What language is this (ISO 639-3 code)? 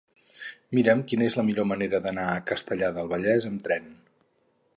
cat